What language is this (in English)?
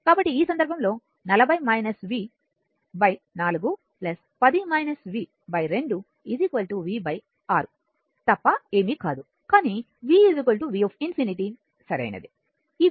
Telugu